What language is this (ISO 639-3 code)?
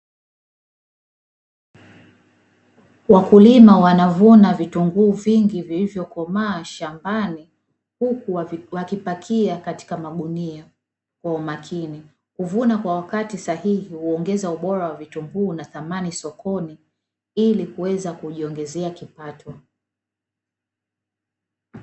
swa